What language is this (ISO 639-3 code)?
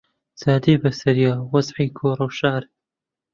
ckb